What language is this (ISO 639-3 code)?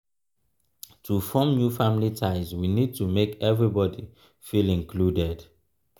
pcm